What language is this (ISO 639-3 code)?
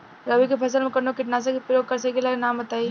bho